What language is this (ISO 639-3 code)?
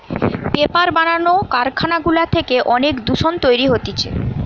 ben